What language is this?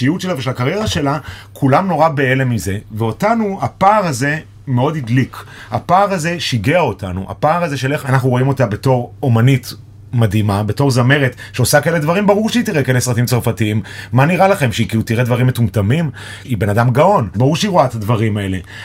Hebrew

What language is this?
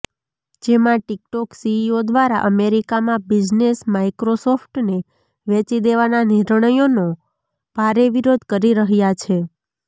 Gujarati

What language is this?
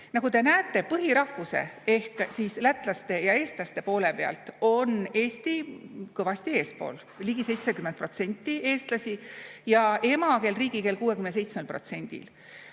Estonian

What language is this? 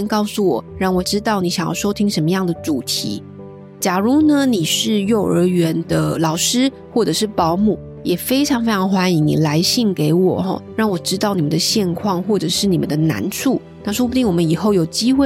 Chinese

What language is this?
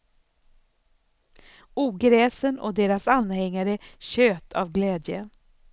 Swedish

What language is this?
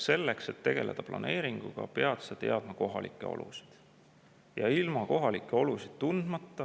Estonian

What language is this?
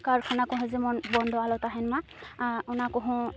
Santali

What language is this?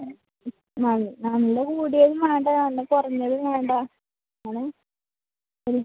Malayalam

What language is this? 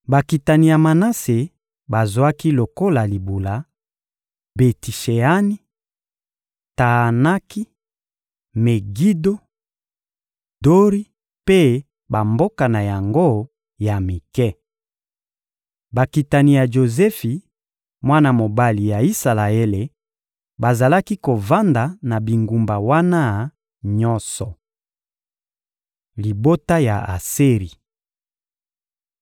Lingala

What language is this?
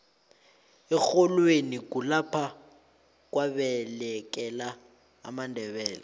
South Ndebele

